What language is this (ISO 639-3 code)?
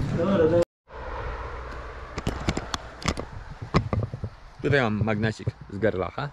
pol